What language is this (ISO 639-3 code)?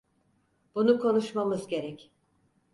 tur